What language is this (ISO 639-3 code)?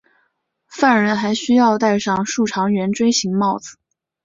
zho